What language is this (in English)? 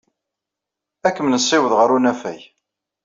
Kabyle